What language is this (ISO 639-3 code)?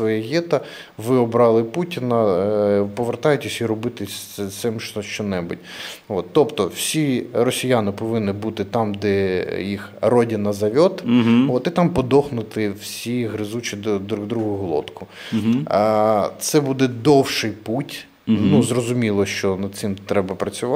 ukr